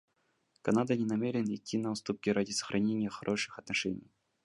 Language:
Russian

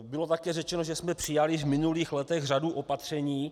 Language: Czech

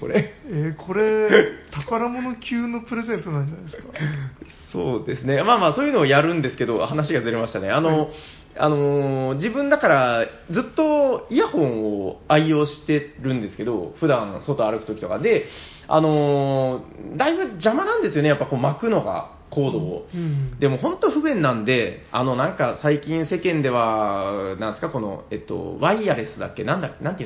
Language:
Japanese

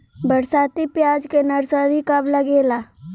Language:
Bhojpuri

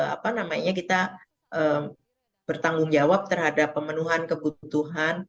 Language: Indonesian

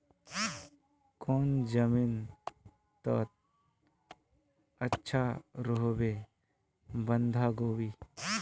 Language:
Magahi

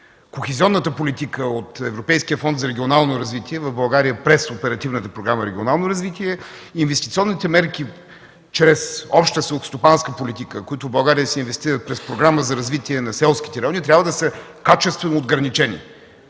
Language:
Bulgarian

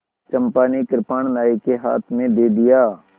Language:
Hindi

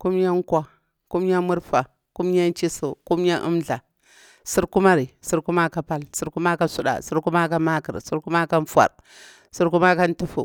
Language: Bura-Pabir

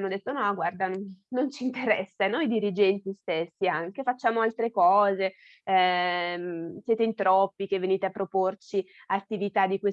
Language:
Italian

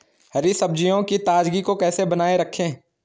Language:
Hindi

